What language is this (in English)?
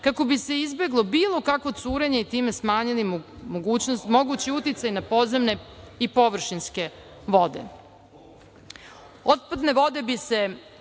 Serbian